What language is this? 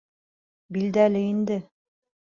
Bashkir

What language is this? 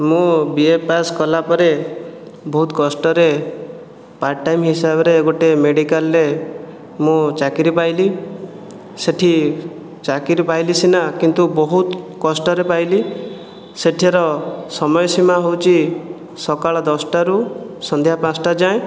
Odia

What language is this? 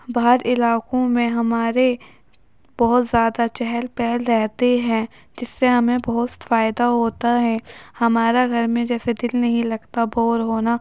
Urdu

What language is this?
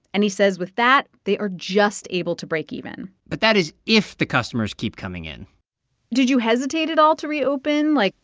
English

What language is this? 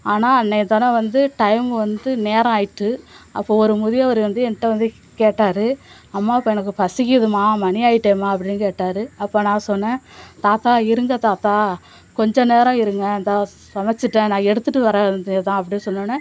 Tamil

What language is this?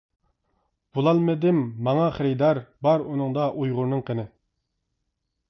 Uyghur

